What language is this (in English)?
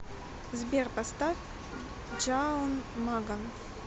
Russian